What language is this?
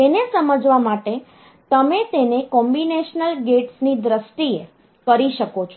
Gujarati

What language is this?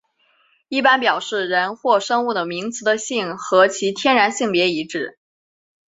Chinese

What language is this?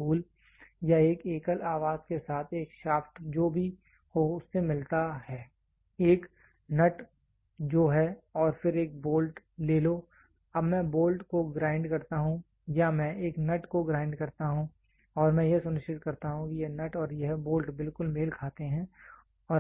Hindi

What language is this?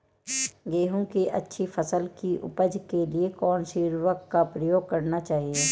Hindi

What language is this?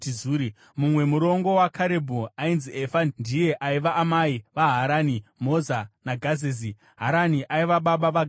Shona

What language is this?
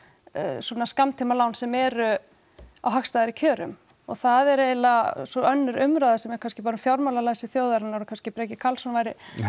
Icelandic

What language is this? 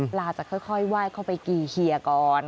Thai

